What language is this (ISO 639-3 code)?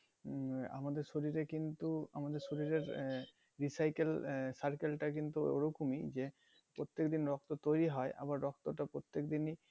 ben